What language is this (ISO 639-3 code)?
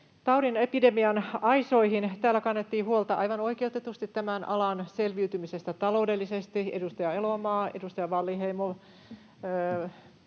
fin